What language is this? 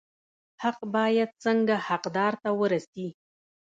Pashto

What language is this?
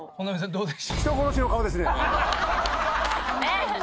Japanese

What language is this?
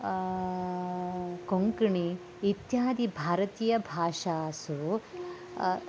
Sanskrit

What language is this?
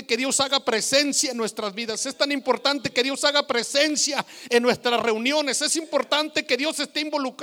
Spanish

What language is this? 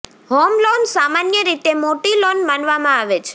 Gujarati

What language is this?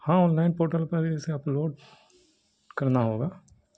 Urdu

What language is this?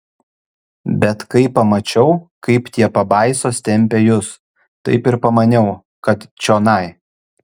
Lithuanian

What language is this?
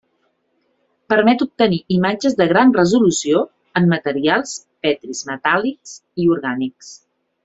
Catalan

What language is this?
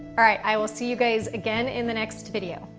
English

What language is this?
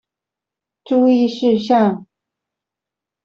Chinese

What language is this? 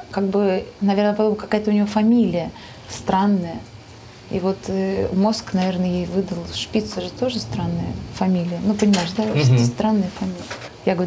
Russian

